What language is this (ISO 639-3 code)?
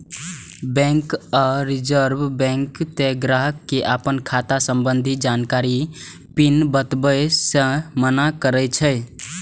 mai